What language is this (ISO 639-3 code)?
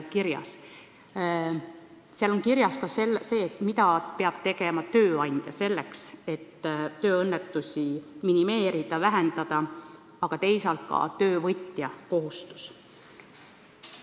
est